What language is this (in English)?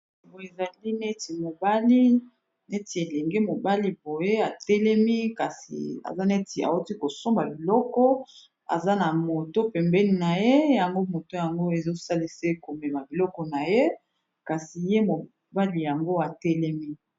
Lingala